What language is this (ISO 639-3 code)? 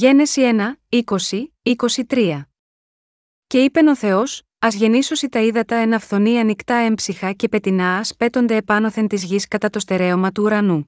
ell